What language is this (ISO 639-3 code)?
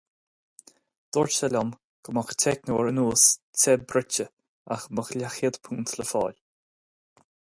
gle